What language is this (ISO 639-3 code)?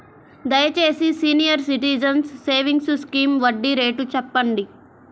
tel